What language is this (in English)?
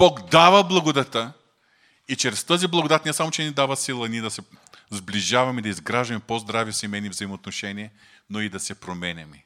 Bulgarian